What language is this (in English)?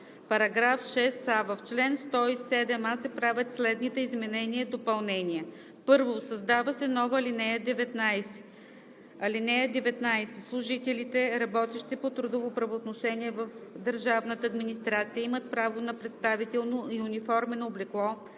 Bulgarian